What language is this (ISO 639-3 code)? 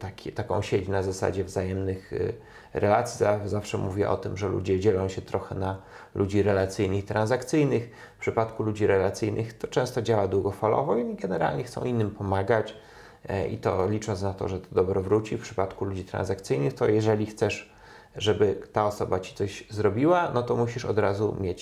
pol